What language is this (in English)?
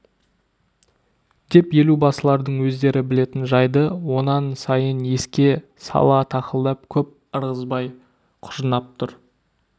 Kazakh